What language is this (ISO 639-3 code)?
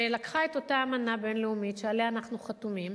heb